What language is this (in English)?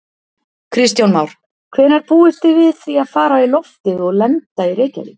Icelandic